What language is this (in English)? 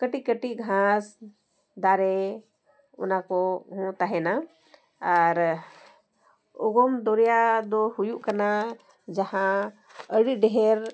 Santali